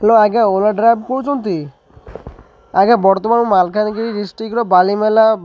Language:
Odia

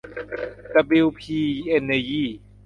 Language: Thai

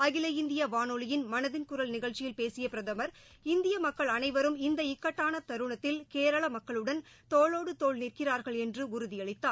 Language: Tamil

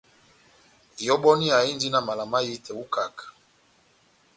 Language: Batanga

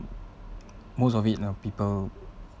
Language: English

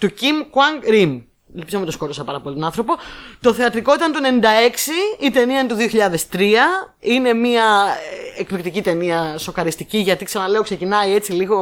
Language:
Greek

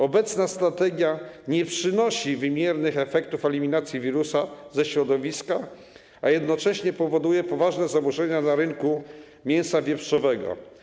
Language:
Polish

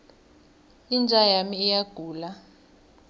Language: South Ndebele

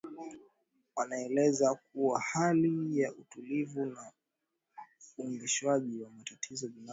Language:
Swahili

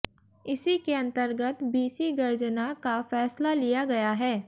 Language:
Hindi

